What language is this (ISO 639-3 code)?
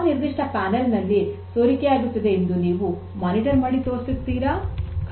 kan